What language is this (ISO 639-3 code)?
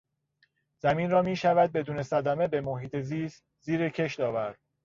fas